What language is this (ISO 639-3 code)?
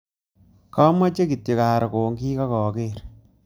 kln